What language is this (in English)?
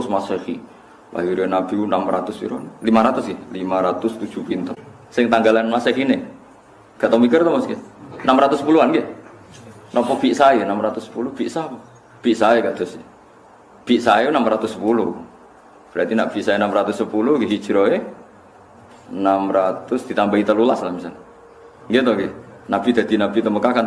Indonesian